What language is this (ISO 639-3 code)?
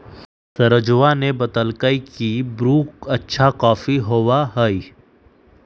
mag